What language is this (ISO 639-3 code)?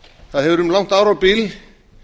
isl